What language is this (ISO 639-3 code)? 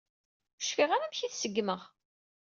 kab